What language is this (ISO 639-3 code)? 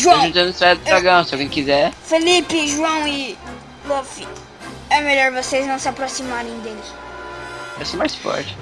por